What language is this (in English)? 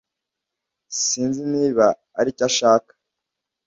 Kinyarwanda